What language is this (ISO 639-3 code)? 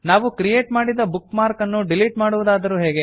kan